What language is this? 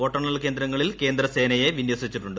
Malayalam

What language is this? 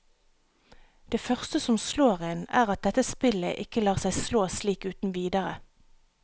Norwegian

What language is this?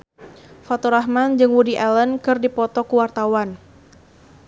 Sundanese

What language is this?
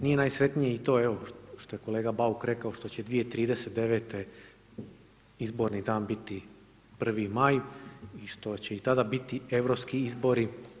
Croatian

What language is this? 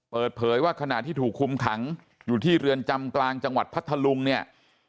Thai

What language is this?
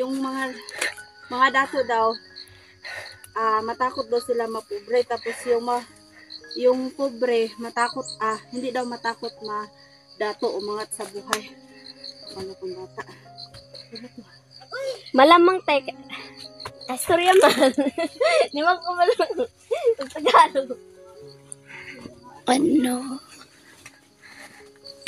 Filipino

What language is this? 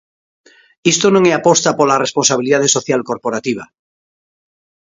Galician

